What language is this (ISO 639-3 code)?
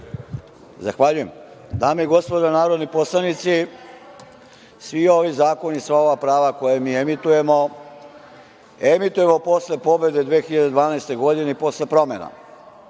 srp